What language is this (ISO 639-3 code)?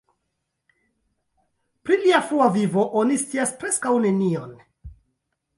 epo